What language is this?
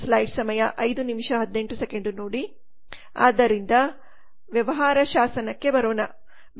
Kannada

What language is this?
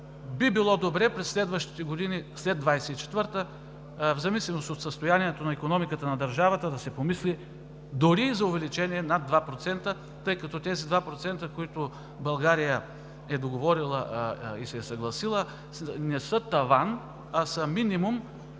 Bulgarian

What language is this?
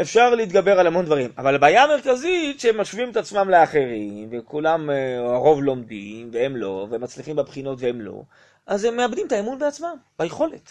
Hebrew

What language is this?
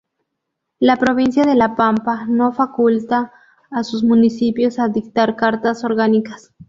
Spanish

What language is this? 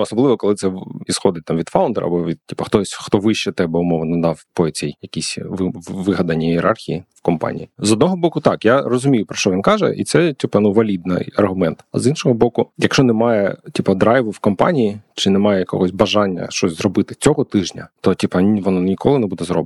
Ukrainian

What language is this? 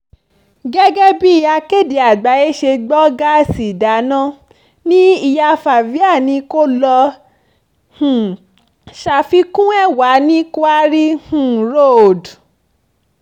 Yoruba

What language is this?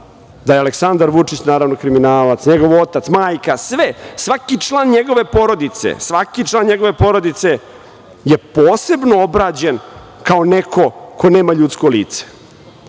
Serbian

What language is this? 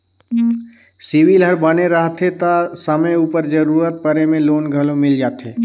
Chhattisgarhi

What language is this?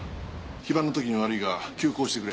Japanese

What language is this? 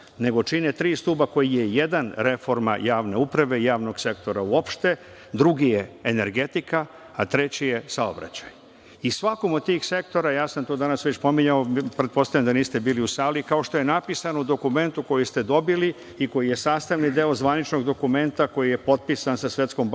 Serbian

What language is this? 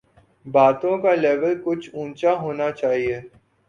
Urdu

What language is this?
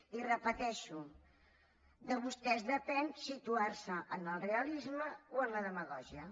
Catalan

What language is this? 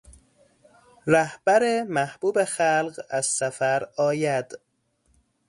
Persian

